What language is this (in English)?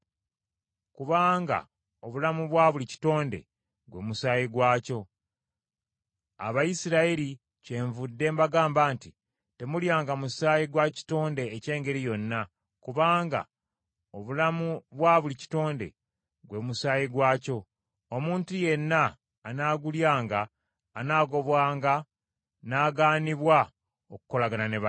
Ganda